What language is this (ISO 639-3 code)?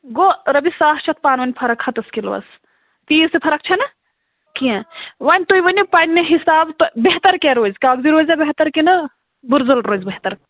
kas